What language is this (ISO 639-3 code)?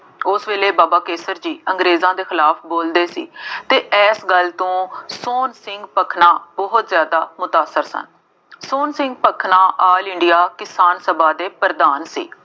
pan